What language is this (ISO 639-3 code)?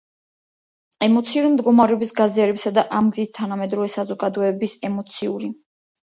kat